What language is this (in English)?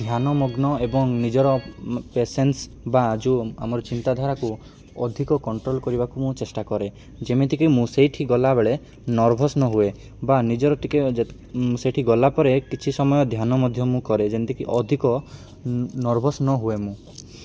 Odia